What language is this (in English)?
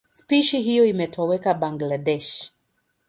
Swahili